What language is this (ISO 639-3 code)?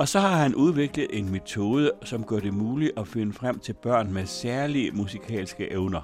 dan